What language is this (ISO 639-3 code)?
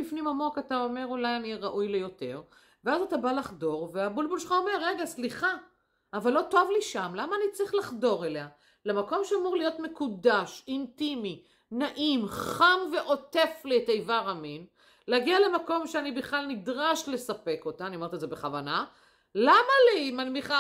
heb